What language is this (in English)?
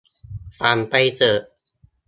Thai